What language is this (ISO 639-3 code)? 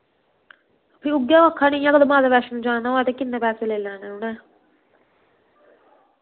doi